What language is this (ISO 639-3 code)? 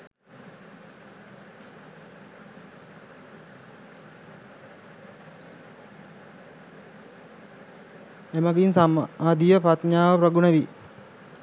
sin